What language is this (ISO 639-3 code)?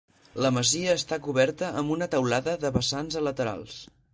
cat